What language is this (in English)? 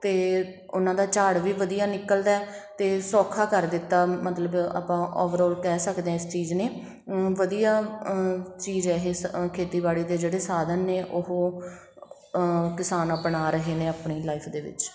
Punjabi